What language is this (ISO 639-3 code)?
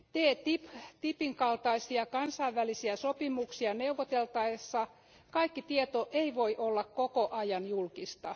fin